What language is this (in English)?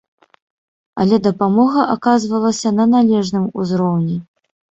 Belarusian